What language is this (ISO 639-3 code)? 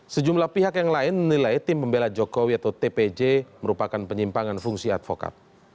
ind